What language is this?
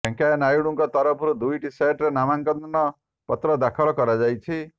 Odia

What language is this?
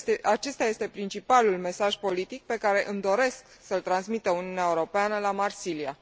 Romanian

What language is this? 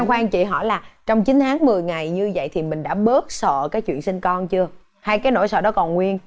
Vietnamese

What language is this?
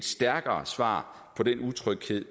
Danish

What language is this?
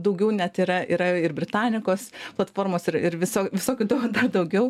Lithuanian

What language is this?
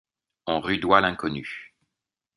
French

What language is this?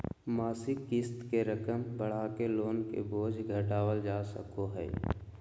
Magahi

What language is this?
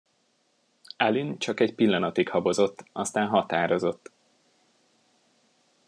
Hungarian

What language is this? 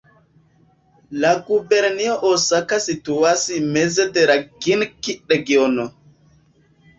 Esperanto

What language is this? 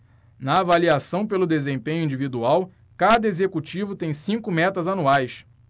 Portuguese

